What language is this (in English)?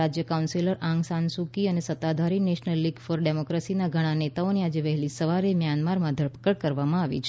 Gujarati